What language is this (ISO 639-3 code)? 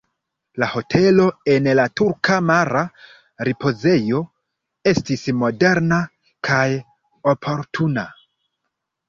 epo